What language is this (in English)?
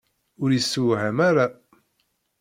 Kabyle